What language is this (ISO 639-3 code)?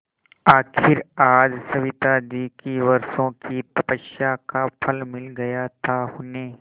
hin